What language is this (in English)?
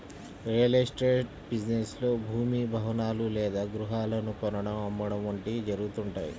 Telugu